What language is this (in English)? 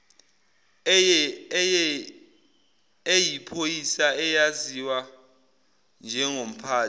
Zulu